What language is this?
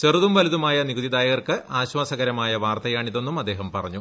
Malayalam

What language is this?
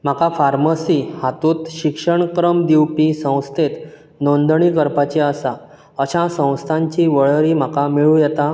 Konkani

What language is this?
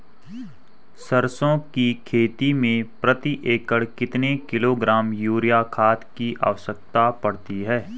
Hindi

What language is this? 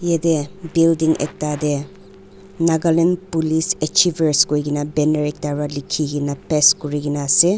Naga Pidgin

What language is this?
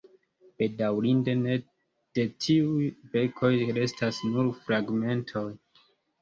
Esperanto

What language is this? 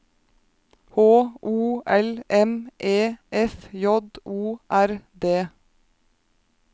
Norwegian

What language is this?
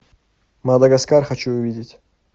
Russian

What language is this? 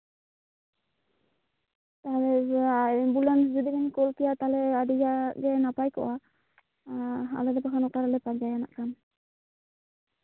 Santali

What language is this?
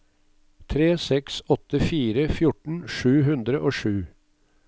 Norwegian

